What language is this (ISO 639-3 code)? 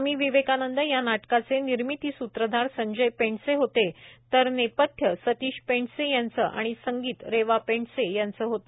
mar